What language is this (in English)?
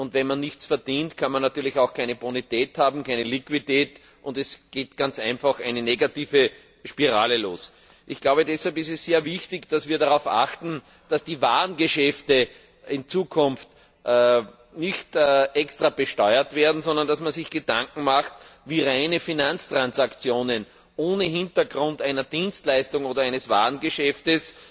German